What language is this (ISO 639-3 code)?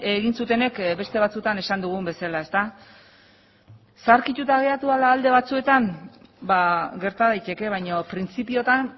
eus